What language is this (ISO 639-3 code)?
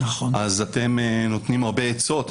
heb